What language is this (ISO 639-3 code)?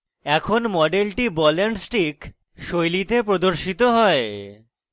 ben